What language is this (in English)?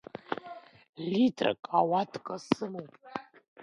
Abkhazian